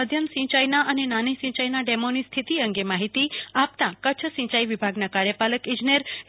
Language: Gujarati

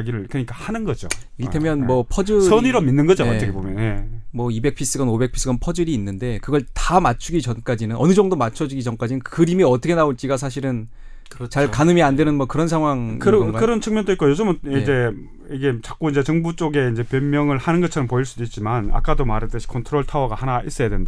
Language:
Korean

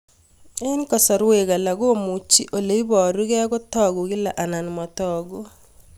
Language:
Kalenjin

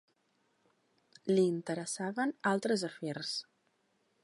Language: Catalan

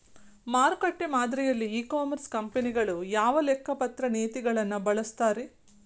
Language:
Kannada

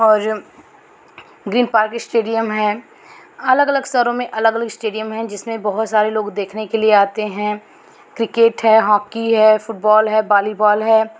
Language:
Hindi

